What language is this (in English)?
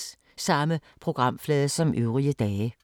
Danish